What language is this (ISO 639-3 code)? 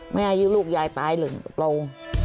tha